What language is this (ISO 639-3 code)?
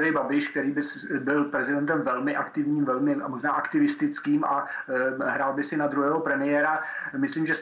ces